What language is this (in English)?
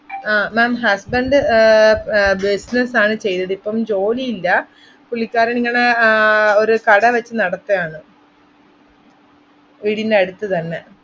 Malayalam